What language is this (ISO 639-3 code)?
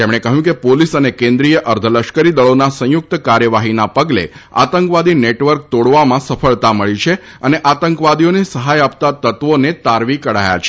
guj